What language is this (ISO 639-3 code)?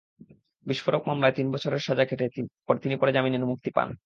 ben